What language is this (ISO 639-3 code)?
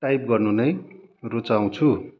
nep